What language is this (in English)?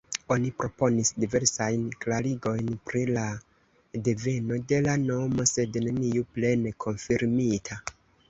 Esperanto